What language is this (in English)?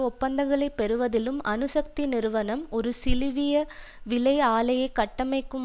Tamil